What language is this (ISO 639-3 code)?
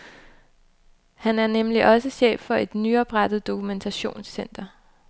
dan